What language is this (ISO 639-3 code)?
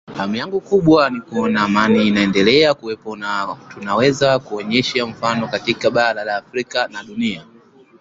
swa